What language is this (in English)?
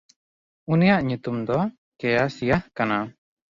Santali